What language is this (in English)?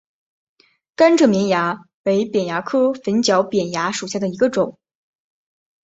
Chinese